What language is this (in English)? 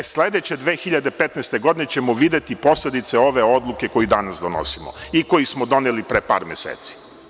Serbian